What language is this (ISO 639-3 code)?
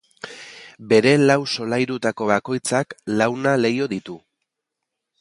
eus